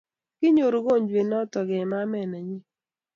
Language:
Kalenjin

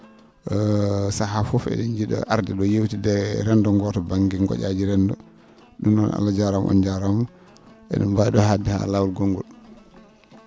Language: Fula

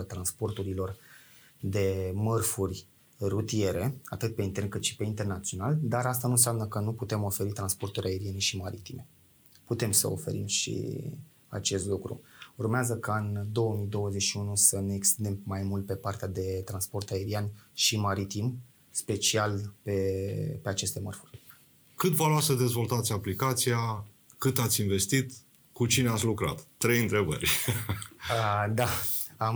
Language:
Romanian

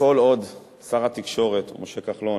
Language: Hebrew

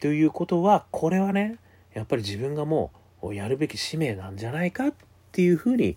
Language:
Japanese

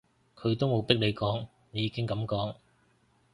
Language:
Cantonese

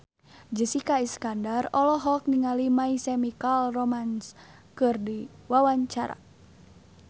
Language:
Sundanese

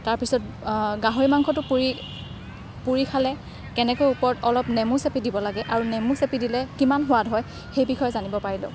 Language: Assamese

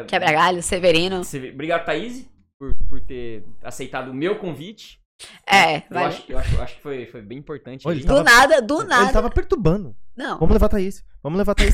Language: Portuguese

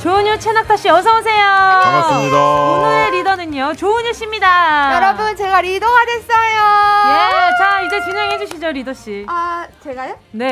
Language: Korean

